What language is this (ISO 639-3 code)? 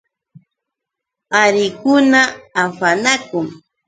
qux